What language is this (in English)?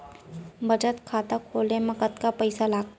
Chhattisgarhi